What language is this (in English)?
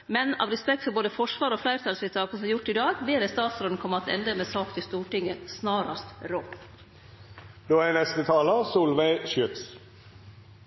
Norwegian Nynorsk